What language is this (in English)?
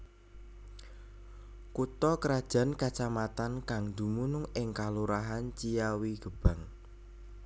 Javanese